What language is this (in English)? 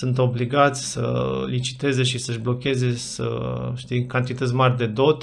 Romanian